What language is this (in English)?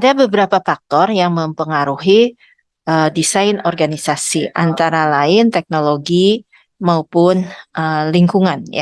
Indonesian